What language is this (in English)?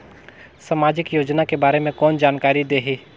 Chhattisgarhi